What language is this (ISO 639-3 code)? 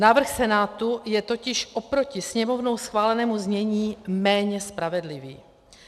ces